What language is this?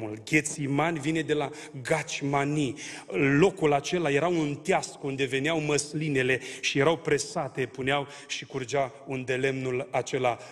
Romanian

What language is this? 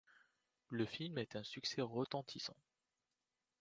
French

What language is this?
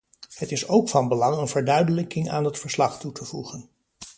Dutch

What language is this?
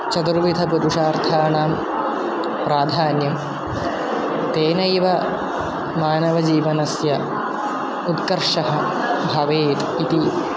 Sanskrit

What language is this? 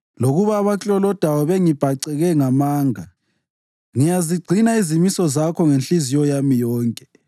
North Ndebele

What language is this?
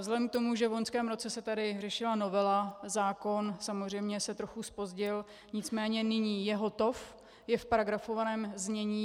Czech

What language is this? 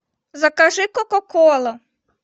Russian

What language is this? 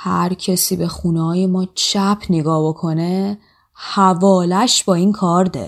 Persian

